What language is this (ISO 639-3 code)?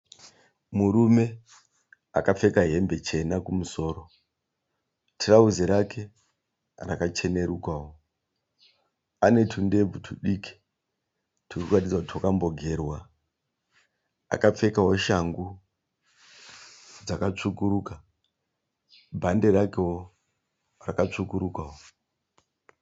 sna